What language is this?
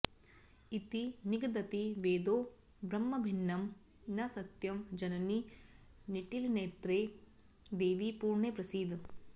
Sanskrit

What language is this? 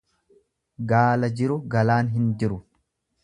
Oromo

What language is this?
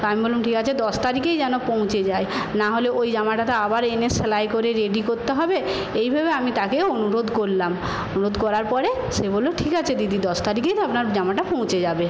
Bangla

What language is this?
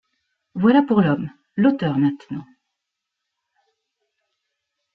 French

